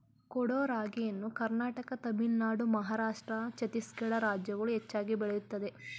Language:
Kannada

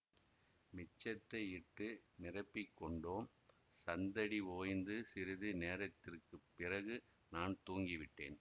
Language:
Tamil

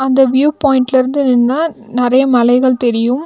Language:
Tamil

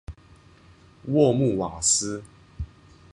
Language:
Chinese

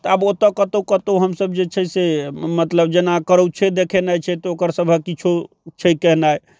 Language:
Maithili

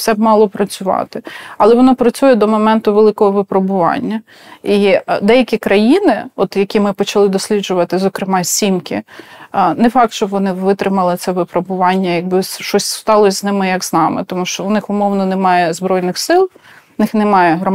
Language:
Ukrainian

